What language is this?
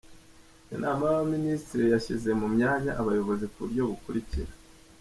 Kinyarwanda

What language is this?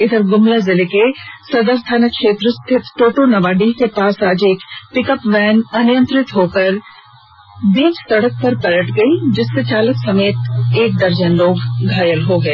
Hindi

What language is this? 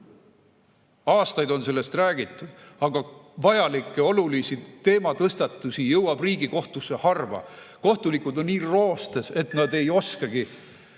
Estonian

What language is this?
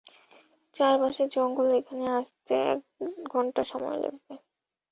Bangla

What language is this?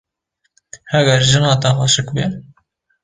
Kurdish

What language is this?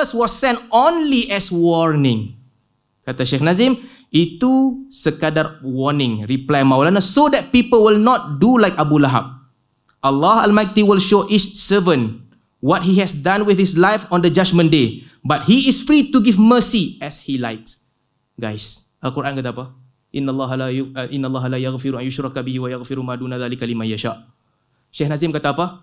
Malay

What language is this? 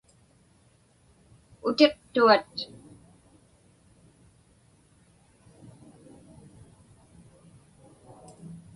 Inupiaq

